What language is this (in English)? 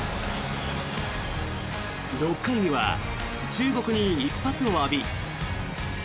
Japanese